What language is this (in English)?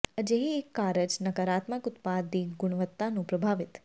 Punjabi